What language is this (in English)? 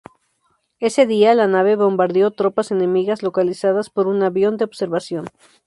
Spanish